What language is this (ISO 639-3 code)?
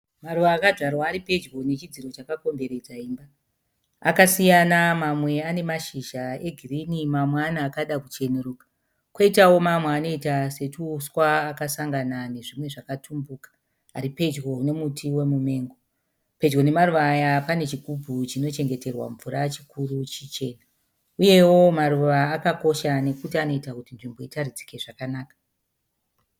sna